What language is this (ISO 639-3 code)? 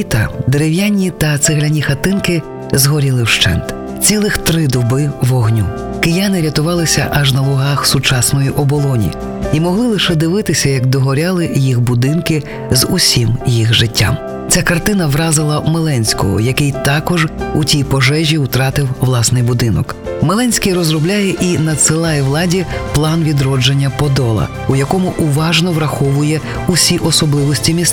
ukr